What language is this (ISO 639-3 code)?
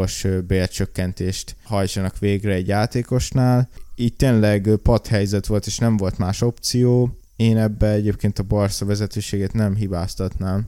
hun